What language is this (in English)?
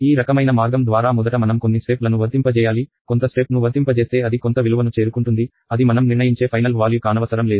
Telugu